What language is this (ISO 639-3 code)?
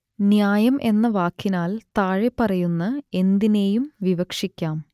mal